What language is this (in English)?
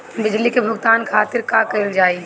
Bhojpuri